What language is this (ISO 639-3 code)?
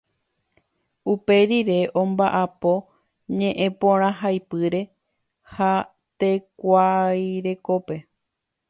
grn